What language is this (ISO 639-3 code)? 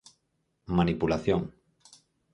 glg